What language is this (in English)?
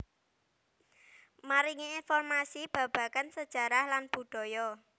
Javanese